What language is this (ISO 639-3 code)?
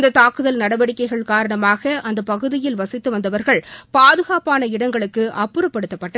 tam